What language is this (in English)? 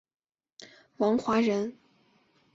Chinese